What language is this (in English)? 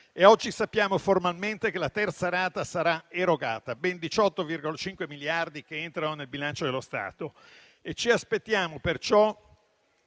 Italian